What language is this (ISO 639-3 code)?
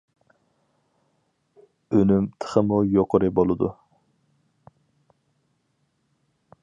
uig